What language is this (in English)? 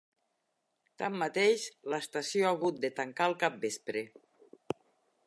Catalan